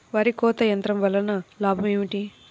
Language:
Telugu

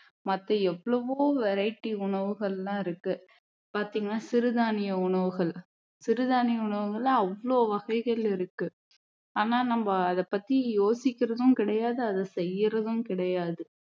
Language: Tamil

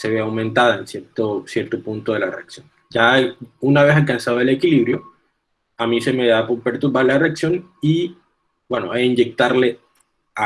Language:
Spanish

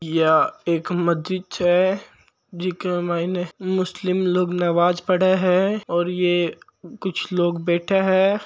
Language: Marwari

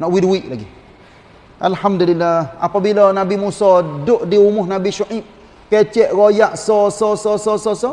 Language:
Malay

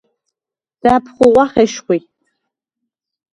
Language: Svan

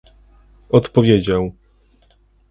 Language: Polish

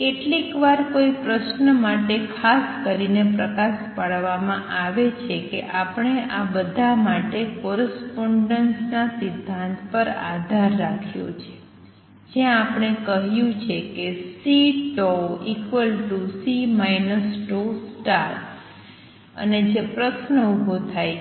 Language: Gujarati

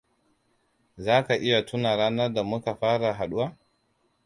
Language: Hausa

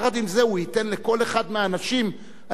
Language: Hebrew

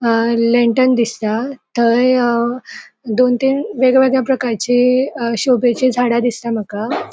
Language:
Konkani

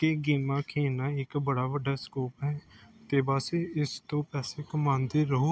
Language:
Punjabi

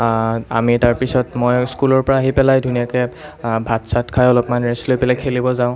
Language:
Assamese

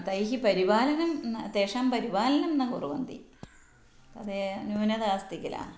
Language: Sanskrit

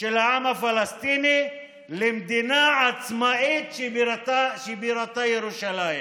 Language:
Hebrew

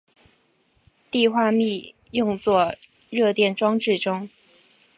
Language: Chinese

